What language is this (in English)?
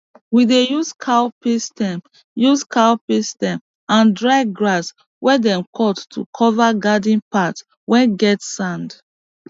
Nigerian Pidgin